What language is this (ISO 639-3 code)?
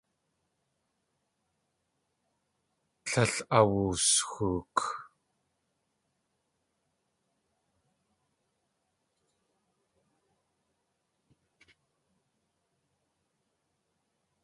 tli